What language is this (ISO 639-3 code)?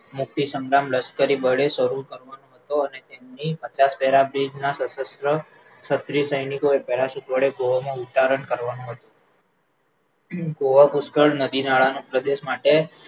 guj